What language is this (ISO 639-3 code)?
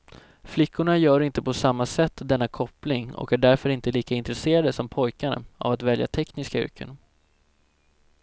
swe